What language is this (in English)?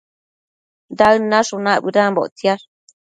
Matsés